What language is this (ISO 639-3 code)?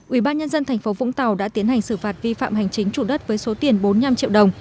vie